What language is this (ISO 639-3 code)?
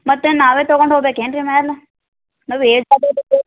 kan